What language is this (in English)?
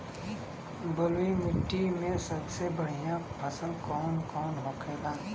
Bhojpuri